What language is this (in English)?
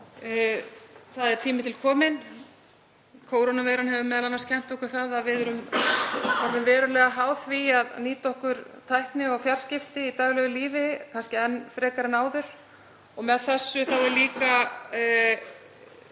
Icelandic